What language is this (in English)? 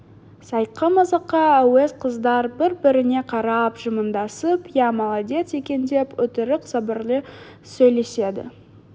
Kazakh